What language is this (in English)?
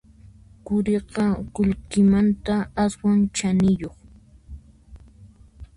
Puno Quechua